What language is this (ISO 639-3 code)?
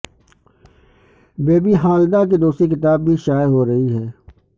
urd